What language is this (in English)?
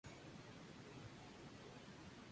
Spanish